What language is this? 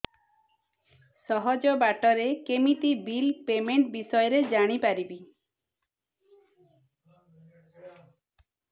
Odia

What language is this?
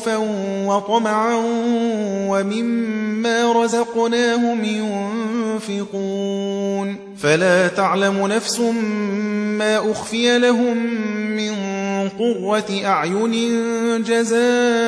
Arabic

